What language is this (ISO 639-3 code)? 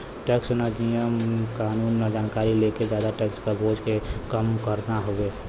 bho